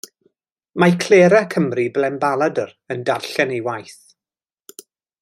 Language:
Welsh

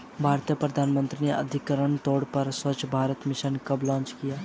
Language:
Hindi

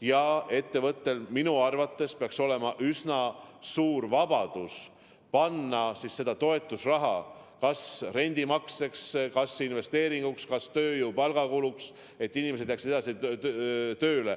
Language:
Estonian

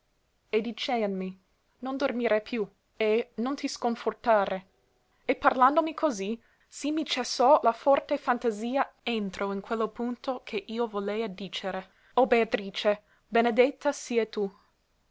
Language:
Italian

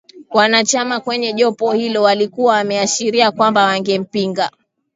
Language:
Swahili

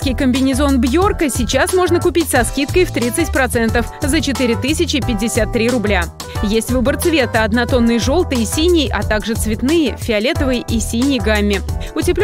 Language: Russian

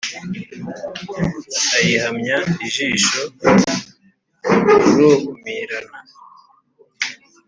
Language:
Kinyarwanda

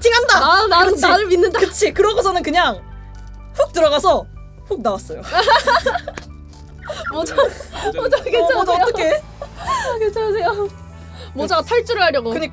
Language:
Korean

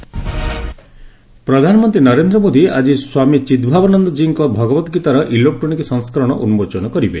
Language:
Odia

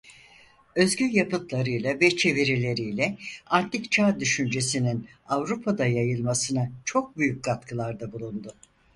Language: Turkish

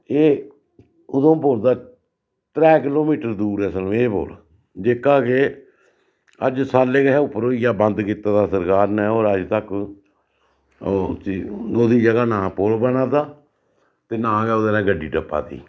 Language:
Dogri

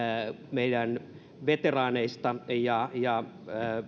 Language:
Finnish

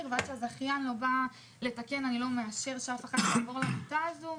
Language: Hebrew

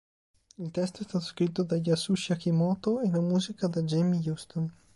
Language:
Italian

